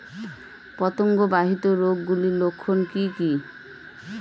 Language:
Bangla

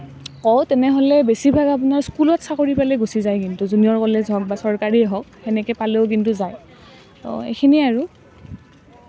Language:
Assamese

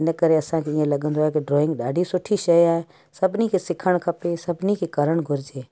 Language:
Sindhi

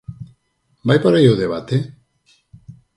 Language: Galician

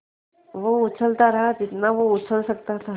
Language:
Hindi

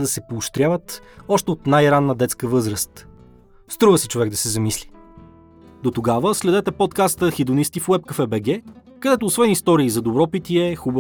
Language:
Bulgarian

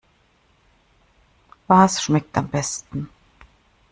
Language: German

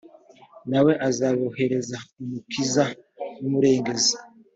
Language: Kinyarwanda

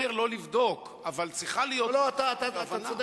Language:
Hebrew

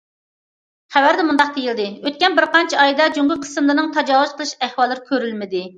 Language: Uyghur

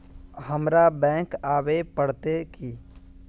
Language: Magahi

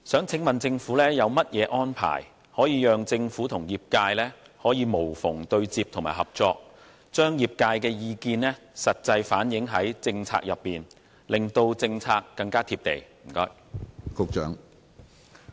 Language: Cantonese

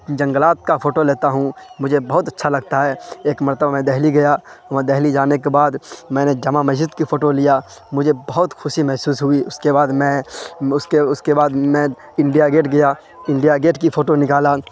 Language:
Urdu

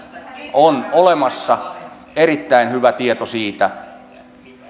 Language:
Finnish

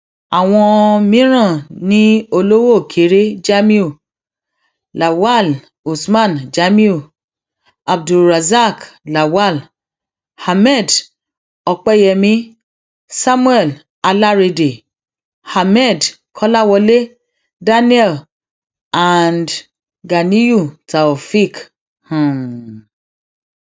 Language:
Yoruba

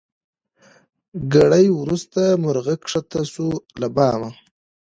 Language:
Pashto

